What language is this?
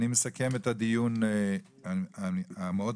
Hebrew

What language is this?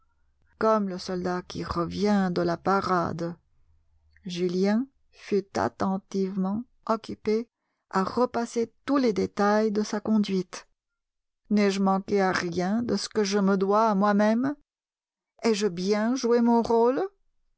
French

